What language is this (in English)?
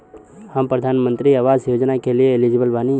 Bhojpuri